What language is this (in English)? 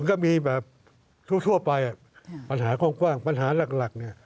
Thai